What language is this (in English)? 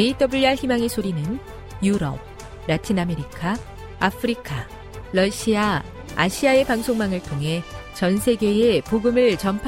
Korean